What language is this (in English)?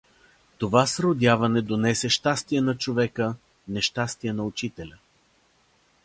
Bulgarian